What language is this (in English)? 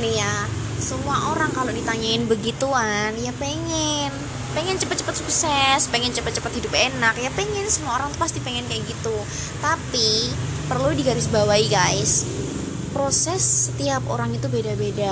Indonesian